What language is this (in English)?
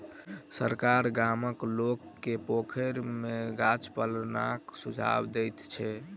Maithili